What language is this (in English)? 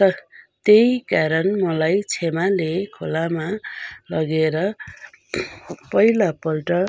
Nepali